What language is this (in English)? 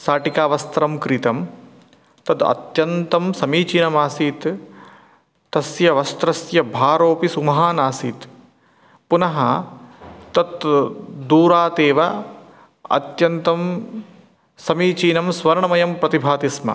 Sanskrit